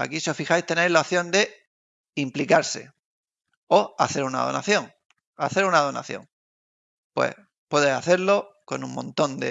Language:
Spanish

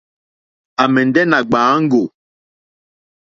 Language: Mokpwe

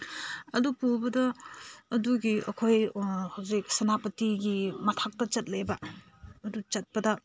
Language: Manipuri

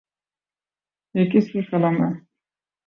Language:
Urdu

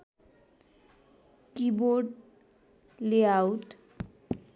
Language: Nepali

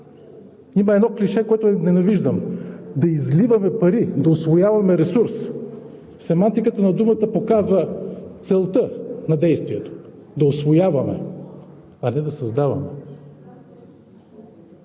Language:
Bulgarian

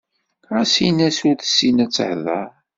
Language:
Kabyle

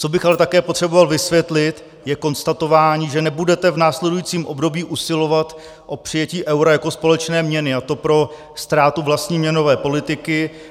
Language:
Czech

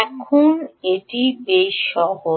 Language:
Bangla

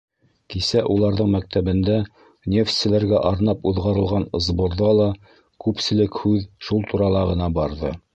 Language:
Bashkir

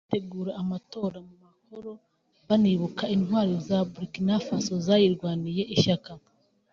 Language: Kinyarwanda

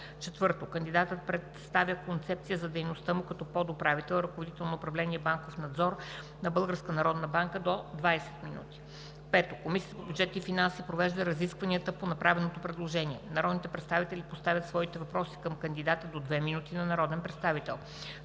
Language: Bulgarian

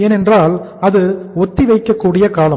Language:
Tamil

